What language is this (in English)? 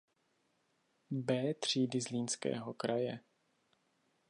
Czech